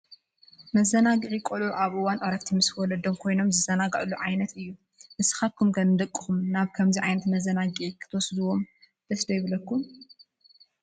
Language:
Tigrinya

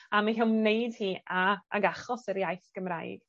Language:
Welsh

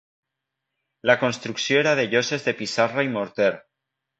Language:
Catalan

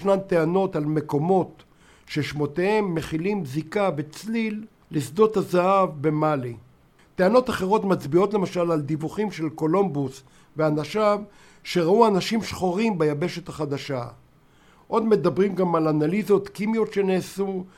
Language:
Hebrew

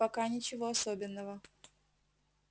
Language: Russian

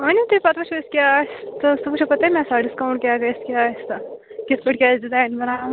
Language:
Kashmiri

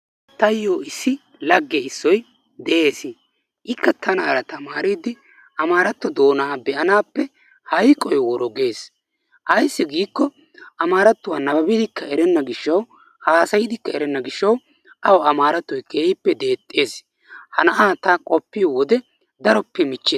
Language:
Wolaytta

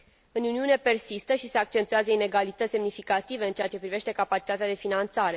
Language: Romanian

